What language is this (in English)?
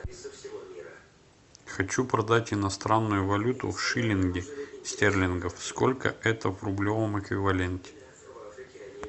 Russian